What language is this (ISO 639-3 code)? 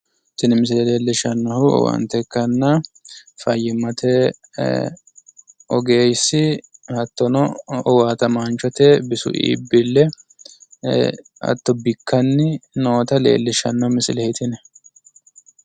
sid